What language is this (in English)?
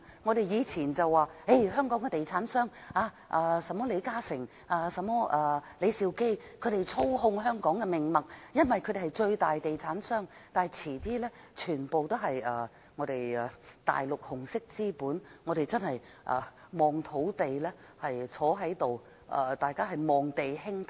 Cantonese